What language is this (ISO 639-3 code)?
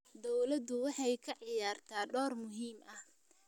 som